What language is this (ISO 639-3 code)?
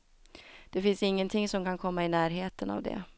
swe